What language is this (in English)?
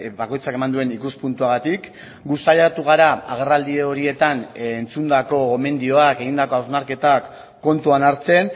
Basque